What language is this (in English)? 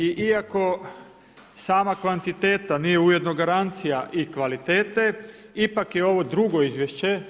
Croatian